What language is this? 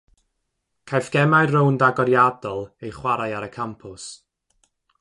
Welsh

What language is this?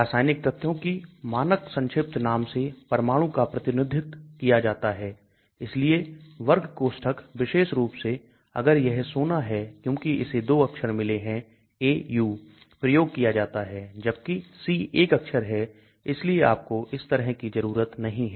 Hindi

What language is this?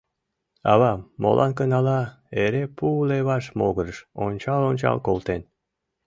Mari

